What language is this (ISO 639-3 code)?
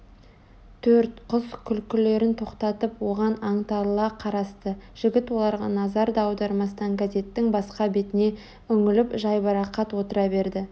kaz